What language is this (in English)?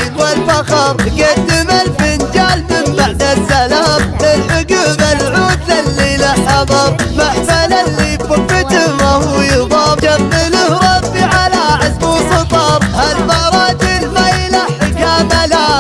Arabic